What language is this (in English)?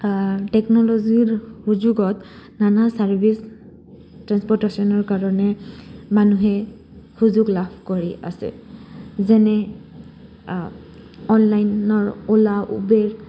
Assamese